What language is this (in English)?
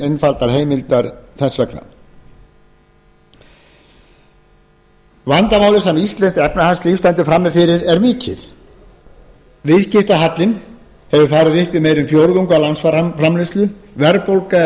Icelandic